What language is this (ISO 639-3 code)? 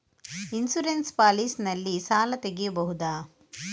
kan